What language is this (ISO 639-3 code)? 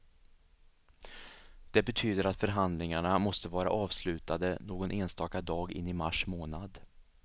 swe